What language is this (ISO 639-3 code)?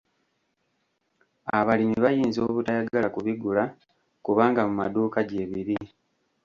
lug